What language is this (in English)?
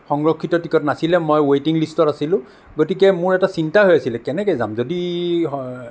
Assamese